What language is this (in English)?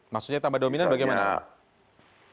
Indonesian